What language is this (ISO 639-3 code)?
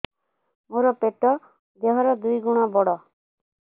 ori